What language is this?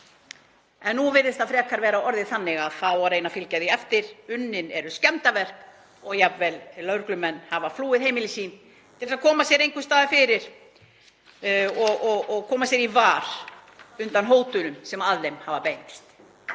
Icelandic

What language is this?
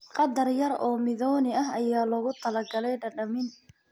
Somali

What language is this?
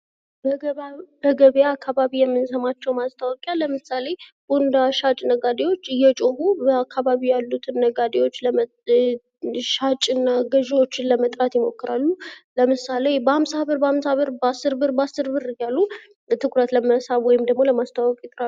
Amharic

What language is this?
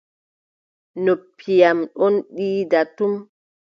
Adamawa Fulfulde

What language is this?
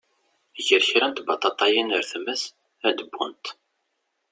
Kabyle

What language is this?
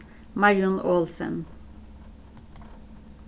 Faroese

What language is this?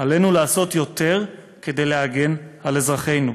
Hebrew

